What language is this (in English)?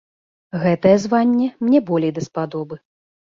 Belarusian